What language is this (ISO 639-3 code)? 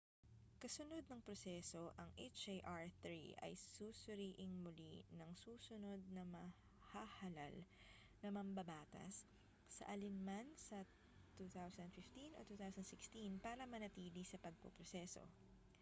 fil